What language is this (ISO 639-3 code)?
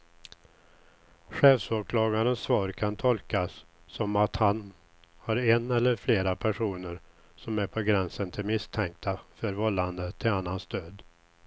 swe